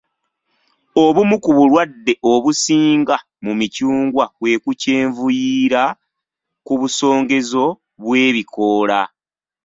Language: Ganda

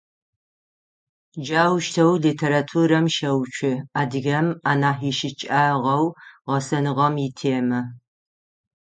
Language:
Adyghe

